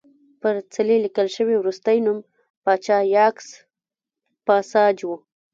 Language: Pashto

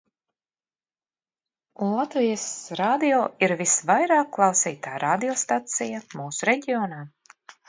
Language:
Latvian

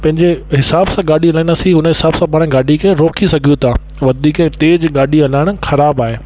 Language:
Sindhi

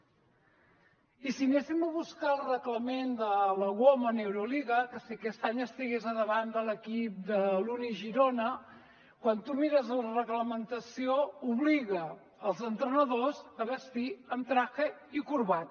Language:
Catalan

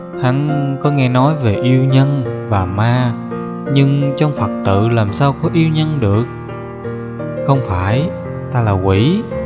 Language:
Vietnamese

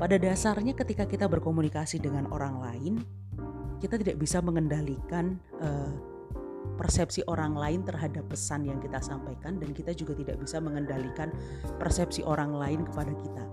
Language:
Indonesian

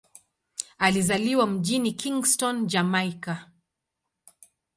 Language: Swahili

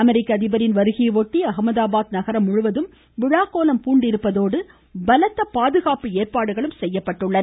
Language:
Tamil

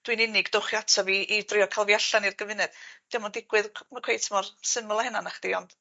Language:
Welsh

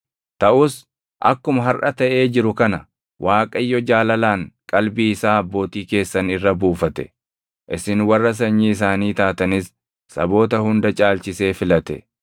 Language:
Oromo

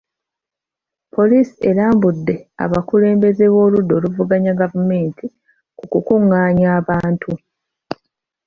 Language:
Ganda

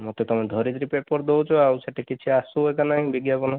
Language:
Odia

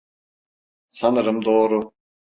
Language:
Turkish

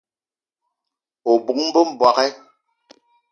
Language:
Eton (Cameroon)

